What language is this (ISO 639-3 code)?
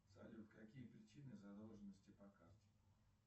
rus